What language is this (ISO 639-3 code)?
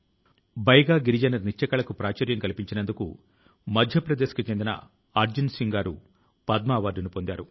tel